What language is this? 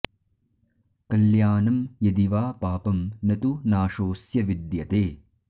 Sanskrit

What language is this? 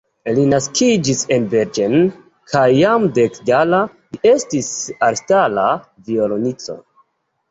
Esperanto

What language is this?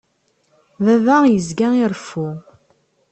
Kabyle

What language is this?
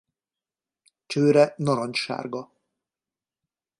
Hungarian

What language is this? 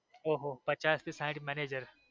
Gujarati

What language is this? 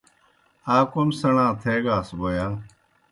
Kohistani Shina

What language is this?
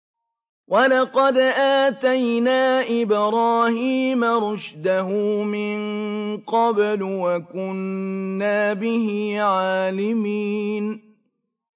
Arabic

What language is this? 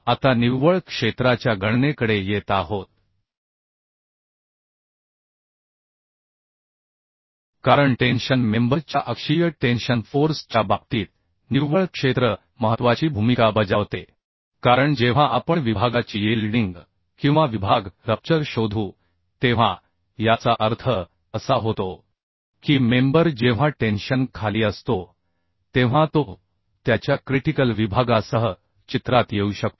Marathi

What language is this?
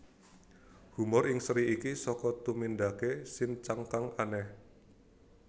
Javanese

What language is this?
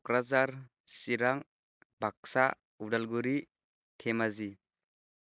Bodo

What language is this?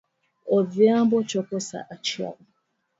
Luo (Kenya and Tanzania)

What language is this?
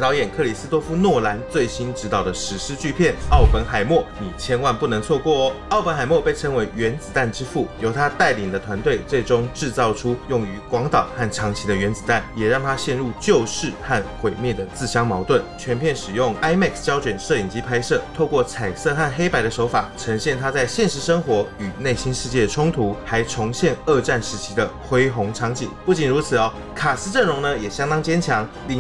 Chinese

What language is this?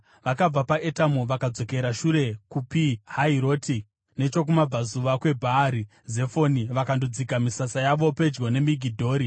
Shona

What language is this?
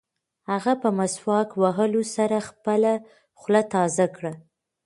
Pashto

